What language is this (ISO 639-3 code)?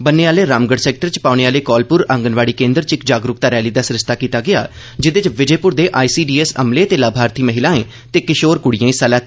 doi